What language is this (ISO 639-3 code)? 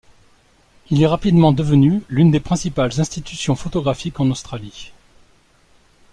fra